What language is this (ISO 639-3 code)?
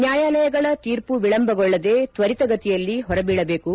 kan